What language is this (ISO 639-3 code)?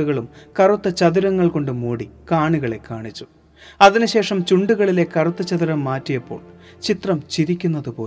mal